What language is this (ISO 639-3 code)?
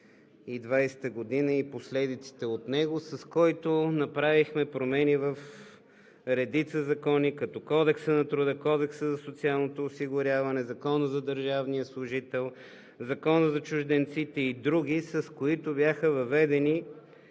bul